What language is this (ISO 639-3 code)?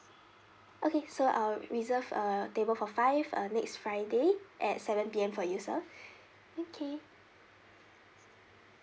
eng